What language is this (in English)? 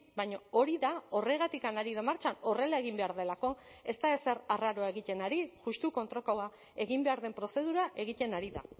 Basque